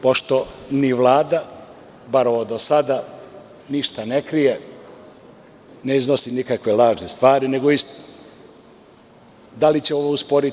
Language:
Serbian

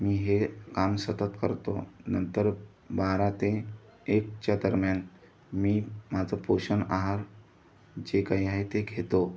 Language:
Marathi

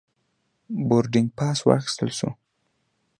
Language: Pashto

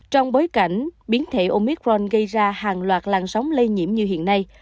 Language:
Vietnamese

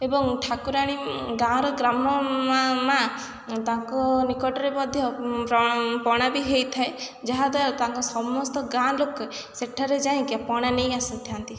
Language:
Odia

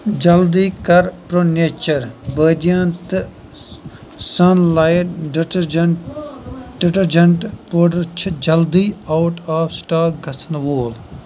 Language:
Kashmiri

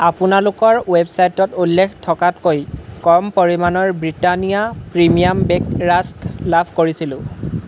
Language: Assamese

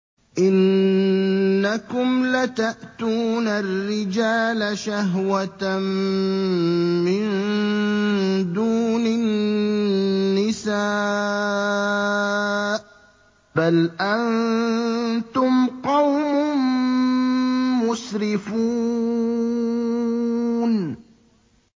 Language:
Arabic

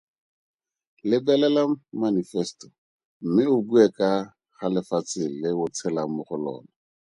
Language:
Tswana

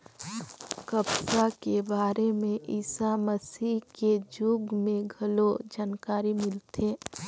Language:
Chhattisgarhi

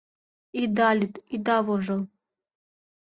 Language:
Mari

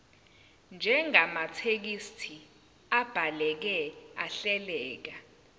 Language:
Zulu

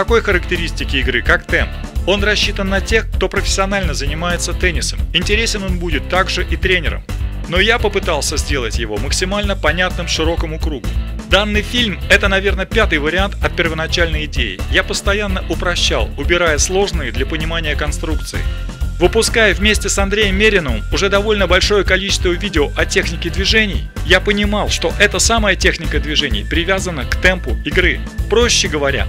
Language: Russian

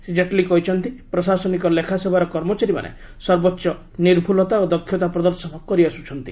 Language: Odia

